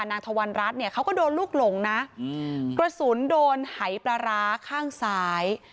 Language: Thai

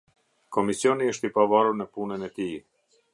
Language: Albanian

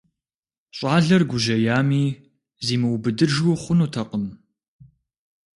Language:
Kabardian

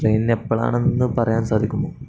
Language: Malayalam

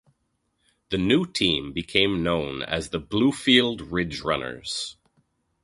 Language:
English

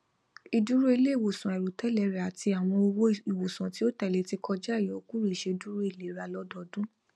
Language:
Yoruba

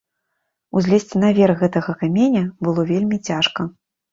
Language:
Belarusian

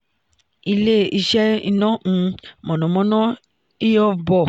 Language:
Yoruba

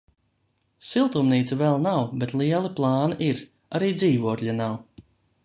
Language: Latvian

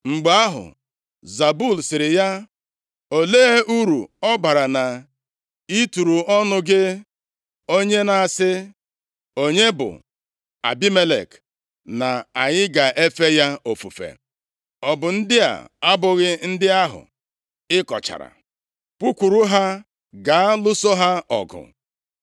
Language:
Igbo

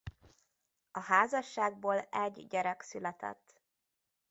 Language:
Hungarian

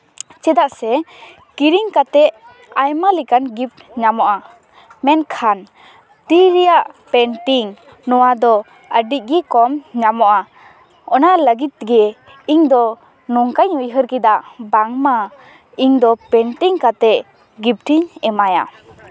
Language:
Santali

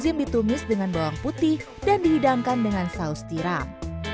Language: Indonesian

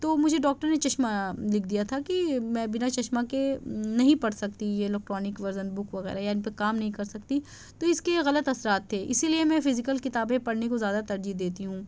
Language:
Urdu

